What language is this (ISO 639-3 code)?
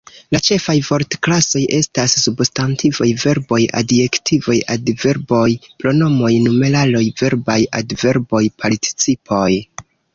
epo